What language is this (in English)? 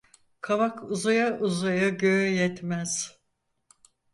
Turkish